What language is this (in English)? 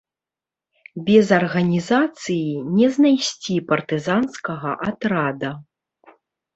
Belarusian